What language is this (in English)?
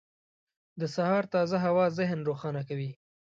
Pashto